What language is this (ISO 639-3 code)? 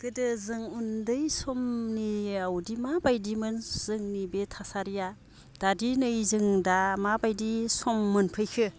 brx